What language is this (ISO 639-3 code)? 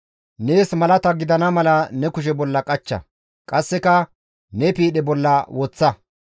gmv